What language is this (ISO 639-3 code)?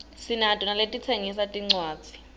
ssw